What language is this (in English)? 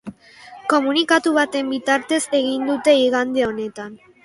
Basque